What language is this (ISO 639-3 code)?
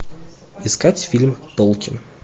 rus